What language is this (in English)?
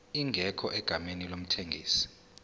Zulu